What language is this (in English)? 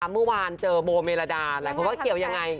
Thai